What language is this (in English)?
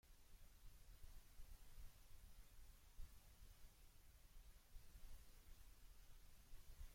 Spanish